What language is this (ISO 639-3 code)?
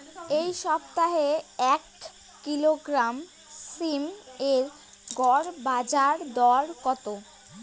ben